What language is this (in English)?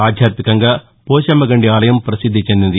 Telugu